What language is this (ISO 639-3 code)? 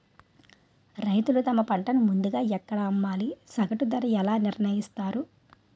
tel